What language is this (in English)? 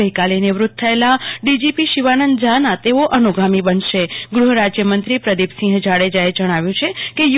Gujarati